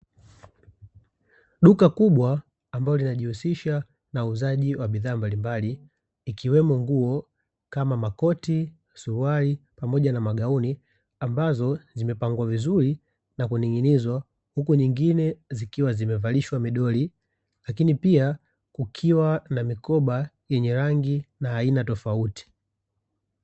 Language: Swahili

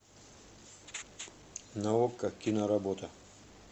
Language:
Russian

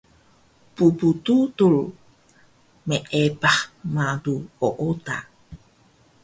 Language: Taroko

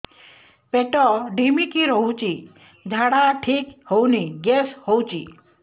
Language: Odia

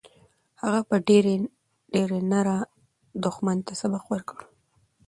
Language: Pashto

